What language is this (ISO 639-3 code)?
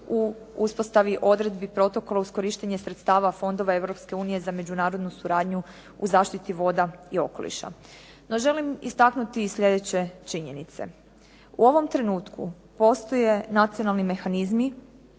hrv